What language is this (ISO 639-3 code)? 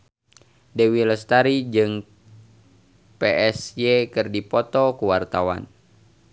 sun